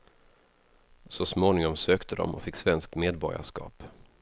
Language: Swedish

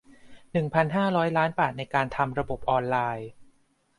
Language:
Thai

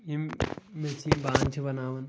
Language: Kashmiri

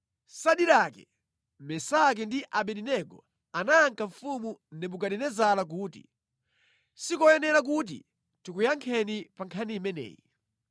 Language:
Nyanja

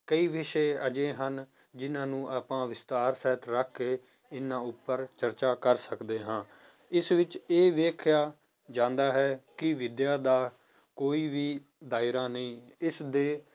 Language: Punjabi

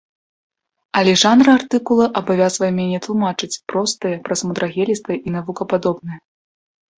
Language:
Belarusian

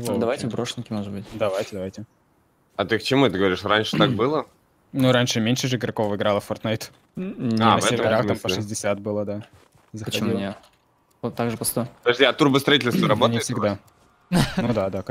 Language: Russian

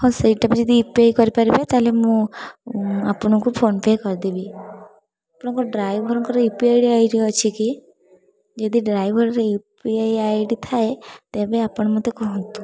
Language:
Odia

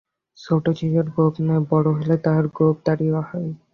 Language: Bangla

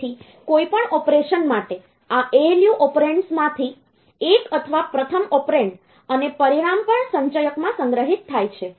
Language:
Gujarati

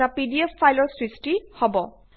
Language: Assamese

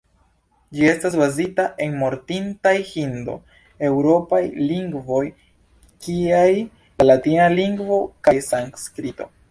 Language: Esperanto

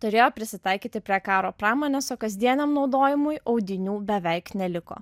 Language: Lithuanian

